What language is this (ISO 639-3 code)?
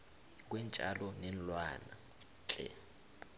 nbl